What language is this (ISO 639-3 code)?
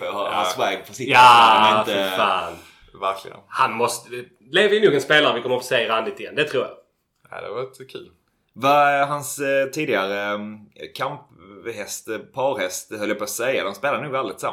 swe